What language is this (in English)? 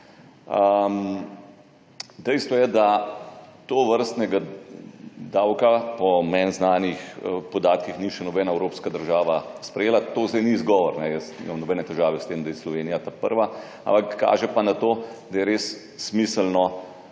Slovenian